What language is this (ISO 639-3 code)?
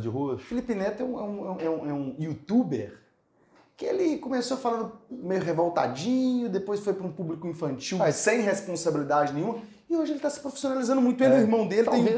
por